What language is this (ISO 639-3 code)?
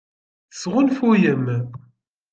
kab